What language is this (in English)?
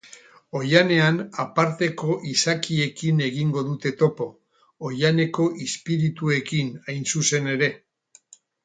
Basque